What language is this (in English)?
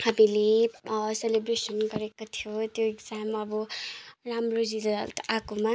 Nepali